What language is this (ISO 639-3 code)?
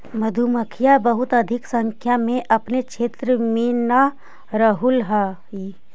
mag